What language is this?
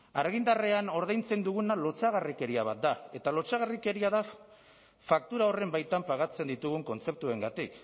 Basque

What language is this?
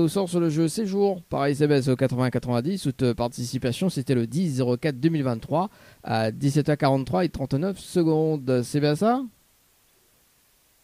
French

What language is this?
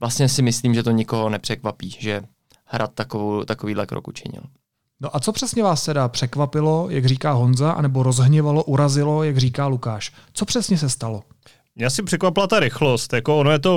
Czech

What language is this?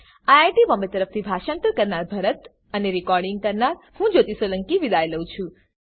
Gujarati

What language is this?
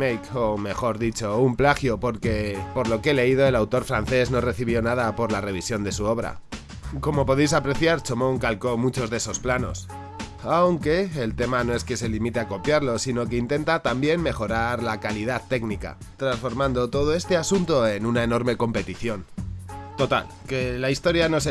Spanish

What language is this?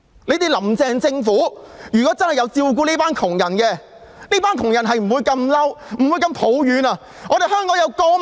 Cantonese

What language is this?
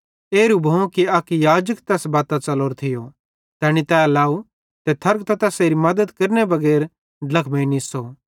Bhadrawahi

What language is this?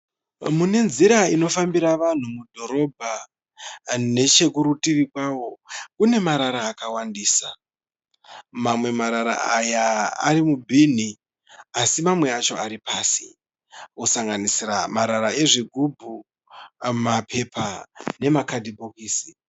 Shona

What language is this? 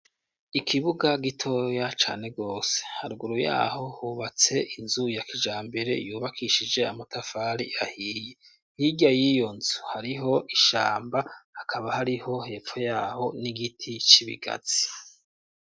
Rundi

